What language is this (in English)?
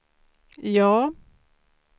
Swedish